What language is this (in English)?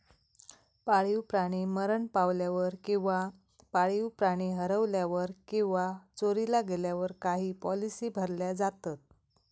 Marathi